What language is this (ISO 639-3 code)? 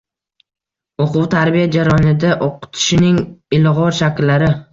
uzb